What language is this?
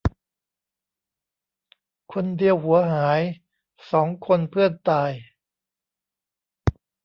Thai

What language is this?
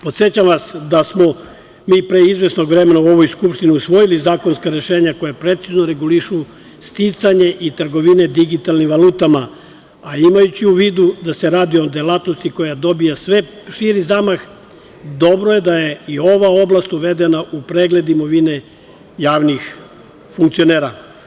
Serbian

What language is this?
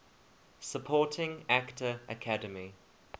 English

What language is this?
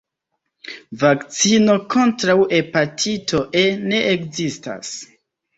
Esperanto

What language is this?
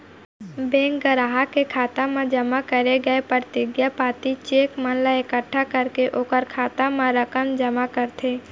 Chhattisgarhi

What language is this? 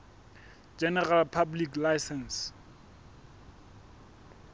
Southern Sotho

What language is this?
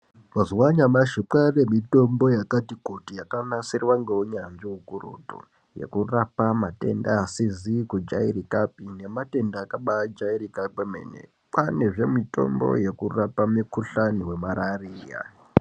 Ndau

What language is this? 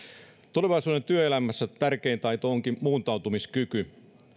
Finnish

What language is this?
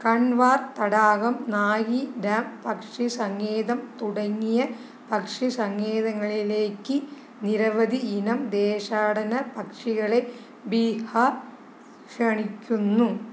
Malayalam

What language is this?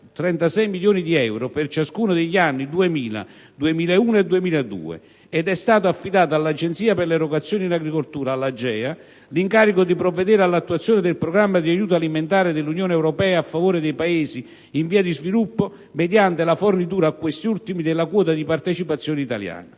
Italian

